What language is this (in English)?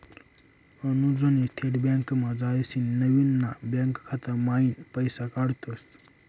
Marathi